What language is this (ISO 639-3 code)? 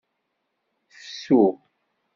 kab